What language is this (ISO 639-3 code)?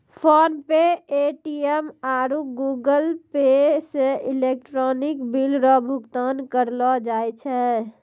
mai